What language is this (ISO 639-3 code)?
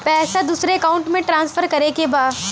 bho